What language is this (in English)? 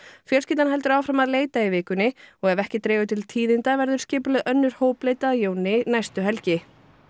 Icelandic